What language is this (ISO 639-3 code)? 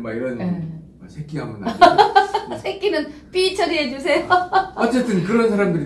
kor